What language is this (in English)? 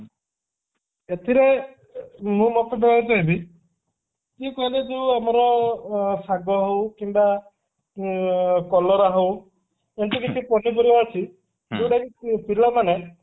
Odia